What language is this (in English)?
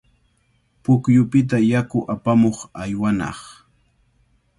Cajatambo North Lima Quechua